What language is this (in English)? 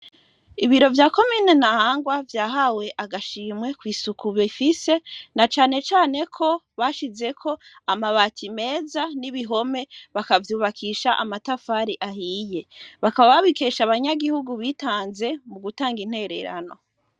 Rundi